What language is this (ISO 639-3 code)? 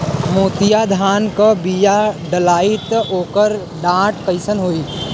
bho